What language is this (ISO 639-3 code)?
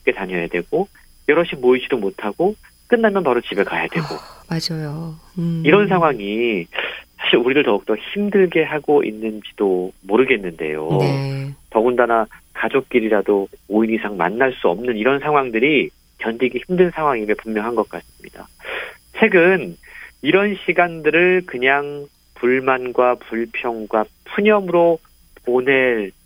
kor